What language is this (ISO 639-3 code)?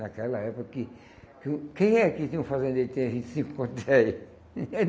por